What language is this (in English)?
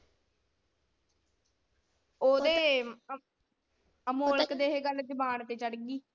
Punjabi